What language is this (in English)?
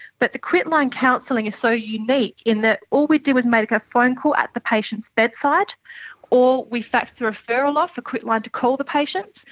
English